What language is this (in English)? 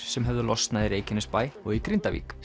Icelandic